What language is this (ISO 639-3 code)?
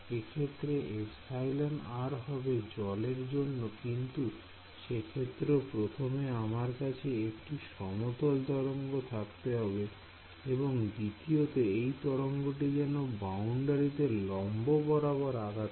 ben